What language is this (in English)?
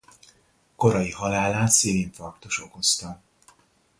Hungarian